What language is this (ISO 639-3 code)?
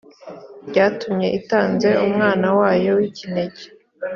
kin